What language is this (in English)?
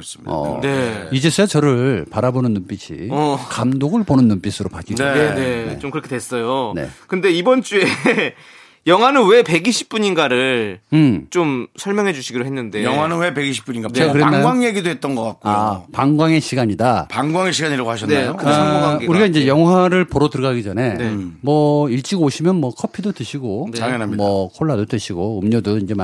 Korean